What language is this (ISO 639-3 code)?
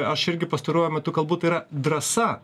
lit